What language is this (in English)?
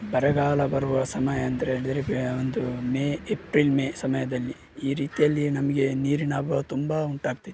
Kannada